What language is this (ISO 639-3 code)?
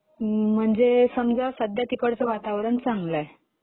mar